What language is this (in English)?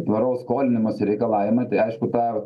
Lithuanian